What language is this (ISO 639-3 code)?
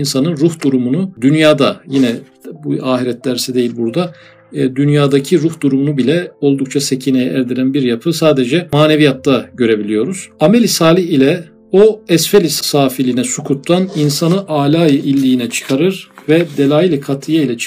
tur